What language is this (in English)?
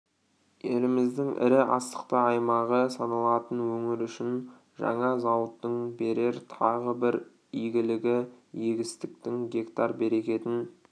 Kazakh